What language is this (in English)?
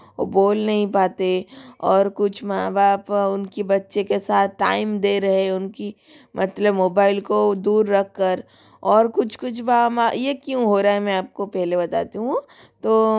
Hindi